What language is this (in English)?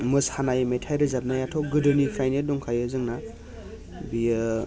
Bodo